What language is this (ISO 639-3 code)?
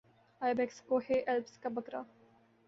urd